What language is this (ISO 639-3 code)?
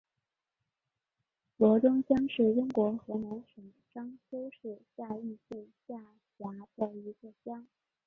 zho